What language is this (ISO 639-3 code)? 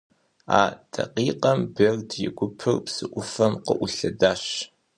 kbd